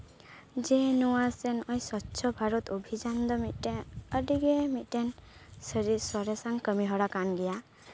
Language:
Santali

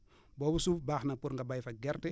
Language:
Wolof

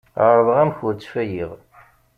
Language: Kabyle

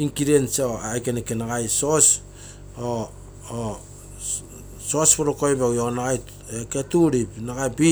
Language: Terei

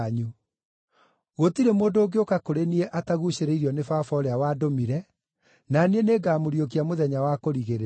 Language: Kikuyu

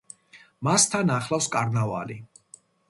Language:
Georgian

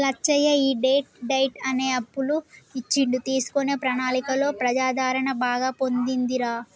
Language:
Telugu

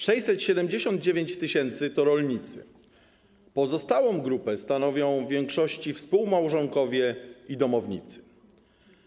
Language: Polish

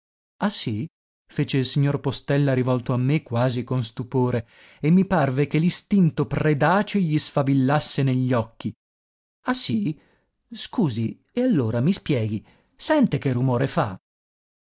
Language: Italian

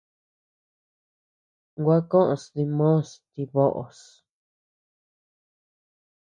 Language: Tepeuxila Cuicatec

